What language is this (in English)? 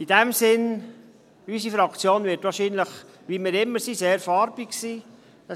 Swiss German